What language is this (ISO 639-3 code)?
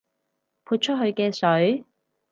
yue